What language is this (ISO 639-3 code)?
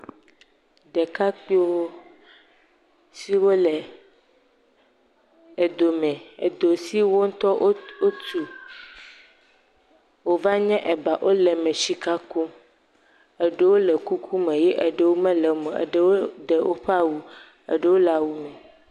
ewe